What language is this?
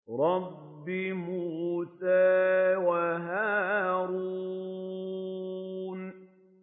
Arabic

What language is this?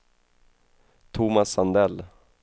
Swedish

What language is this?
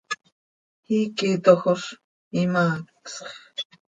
Seri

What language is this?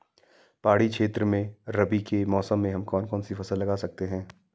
Hindi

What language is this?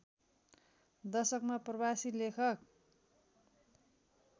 Nepali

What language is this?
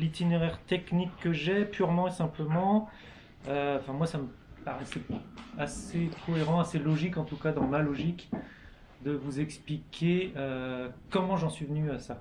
French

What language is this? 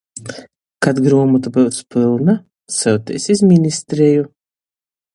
Latgalian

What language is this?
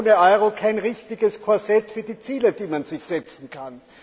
German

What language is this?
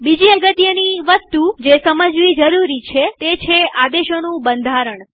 Gujarati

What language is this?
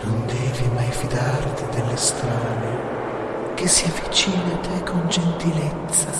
Italian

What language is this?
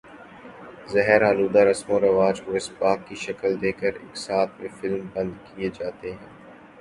Urdu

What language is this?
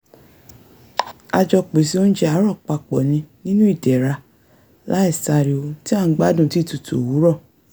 Yoruba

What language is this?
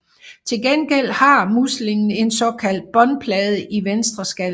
Danish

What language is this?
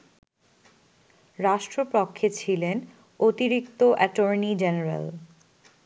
Bangla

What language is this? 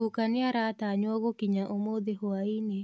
Kikuyu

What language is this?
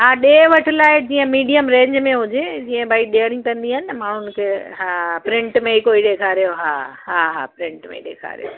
Sindhi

